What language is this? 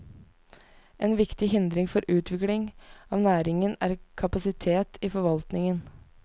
Norwegian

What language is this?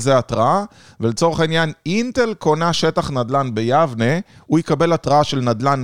Hebrew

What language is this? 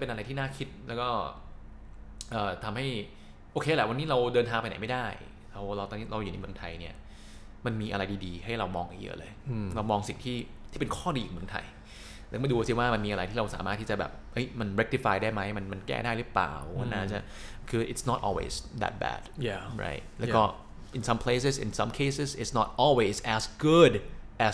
Thai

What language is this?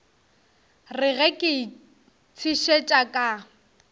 Northern Sotho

